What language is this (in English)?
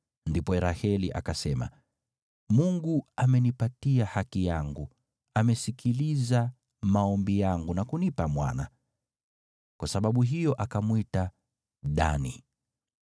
Swahili